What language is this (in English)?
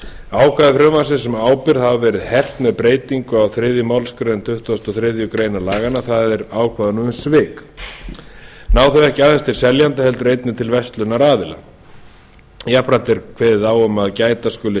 Icelandic